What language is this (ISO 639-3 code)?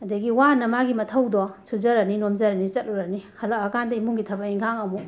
mni